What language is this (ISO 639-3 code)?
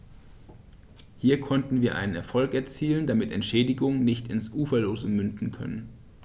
deu